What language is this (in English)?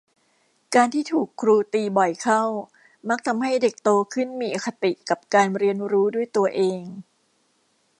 Thai